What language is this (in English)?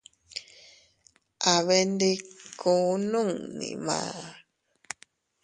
Teutila Cuicatec